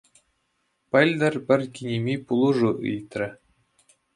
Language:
Chuvash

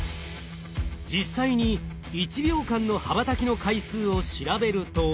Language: Japanese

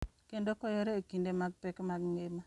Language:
Luo (Kenya and Tanzania)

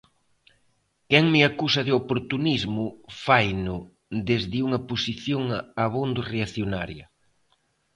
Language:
Galician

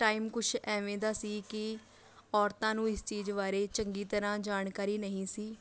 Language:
Punjabi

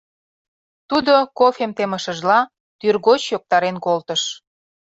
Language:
Mari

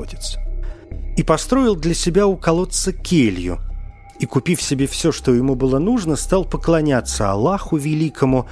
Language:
Russian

